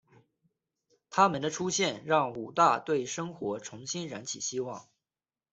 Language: Chinese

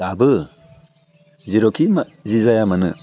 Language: Bodo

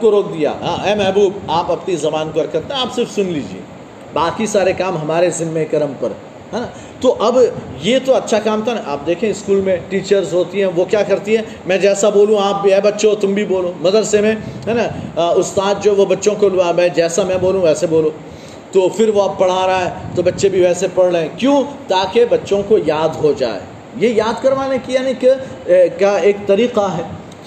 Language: Urdu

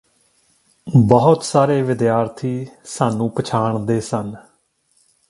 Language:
Punjabi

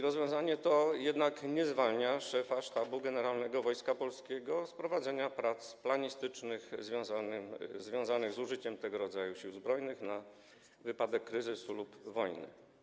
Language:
Polish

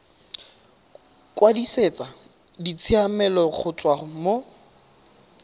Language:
Tswana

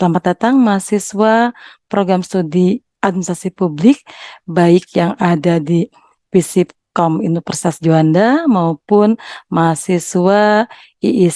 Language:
Indonesian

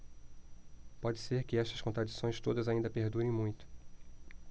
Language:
Portuguese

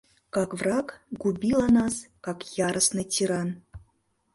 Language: Mari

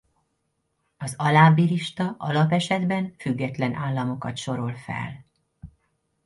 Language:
Hungarian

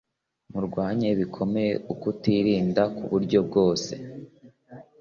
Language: Kinyarwanda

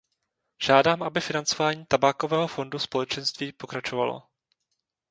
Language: Czech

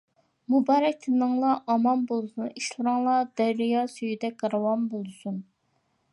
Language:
Uyghur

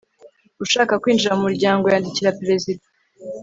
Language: Kinyarwanda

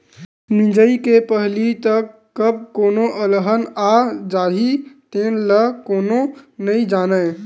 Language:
Chhattisgarhi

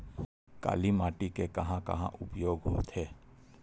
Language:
Chhattisgarhi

